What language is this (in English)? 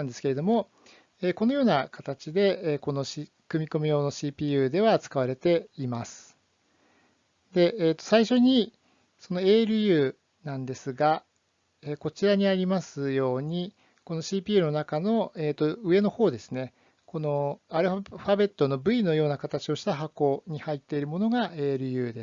Japanese